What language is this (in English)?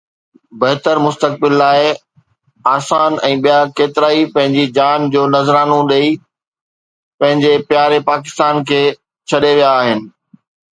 Sindhi